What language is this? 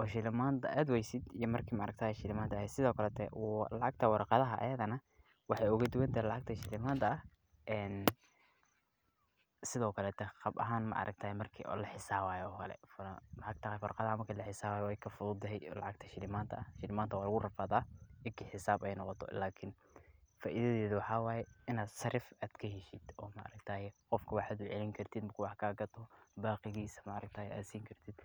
Somali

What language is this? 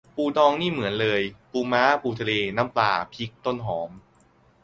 Thai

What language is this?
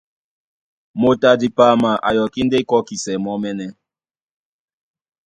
Duala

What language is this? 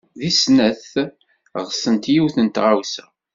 Kabyle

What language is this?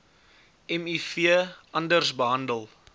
Afrikaans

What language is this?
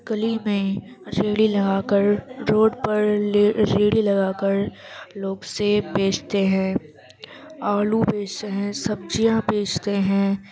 Urdu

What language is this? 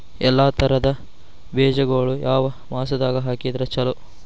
Kannada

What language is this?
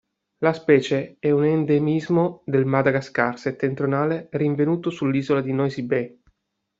Italian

